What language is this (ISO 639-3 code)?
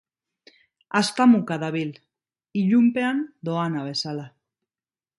eus